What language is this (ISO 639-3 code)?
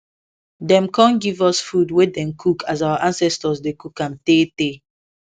pcm